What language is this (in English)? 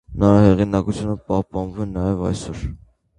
Armenian